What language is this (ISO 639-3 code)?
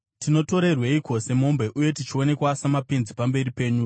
sna